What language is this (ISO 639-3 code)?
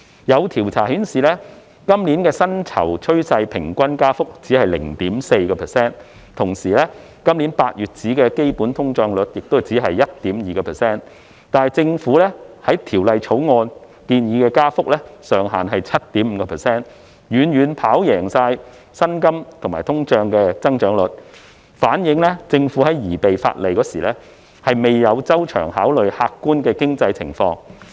yue